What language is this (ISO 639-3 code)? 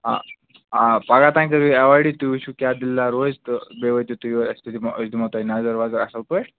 kas